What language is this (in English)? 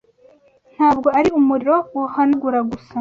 Kinyarwanda